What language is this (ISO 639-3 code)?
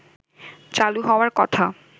ben